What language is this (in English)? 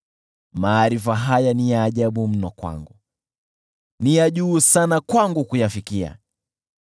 Swahili